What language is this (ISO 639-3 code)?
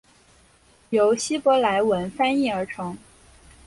zho